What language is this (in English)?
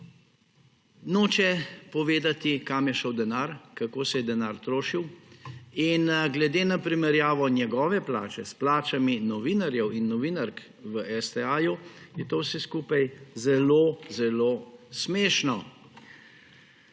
Slovenian